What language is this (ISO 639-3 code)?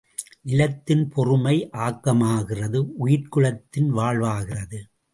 tam